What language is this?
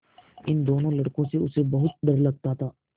Hindi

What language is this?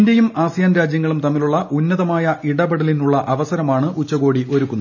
Malayalam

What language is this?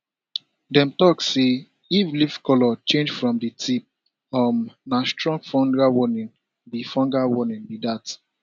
Nigerian Pidgin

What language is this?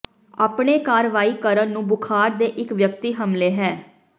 Punjabi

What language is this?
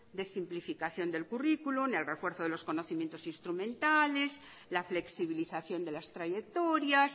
Spanish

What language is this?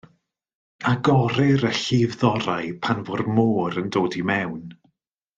Welsh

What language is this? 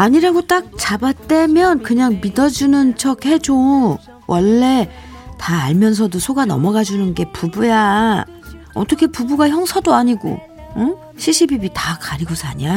Korean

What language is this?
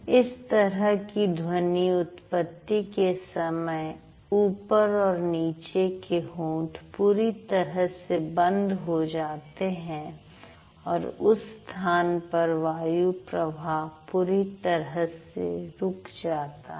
Hindi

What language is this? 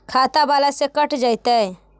Magahi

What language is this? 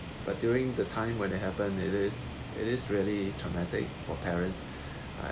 English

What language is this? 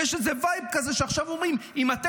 Hebrew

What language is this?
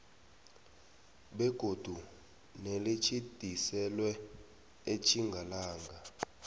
South Ndebele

